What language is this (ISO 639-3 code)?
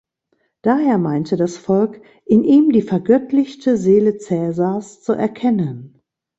deu